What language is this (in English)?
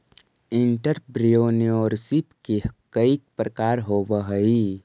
Magahi